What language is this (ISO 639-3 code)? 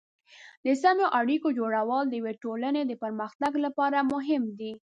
pus